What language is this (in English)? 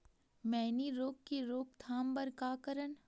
Chhattisgarhi